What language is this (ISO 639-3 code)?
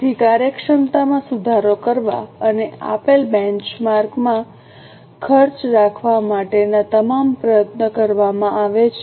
guj